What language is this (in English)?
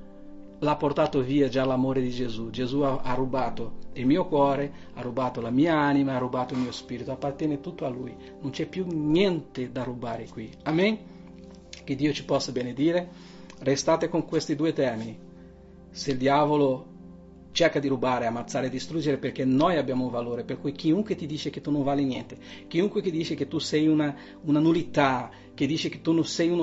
Italian